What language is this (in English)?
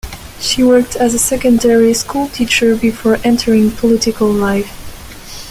English